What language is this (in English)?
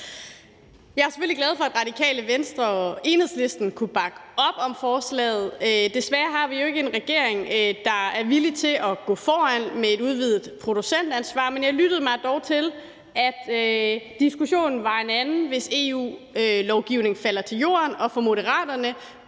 Danish